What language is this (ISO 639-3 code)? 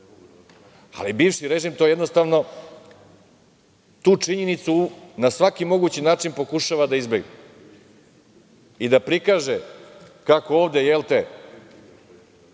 srp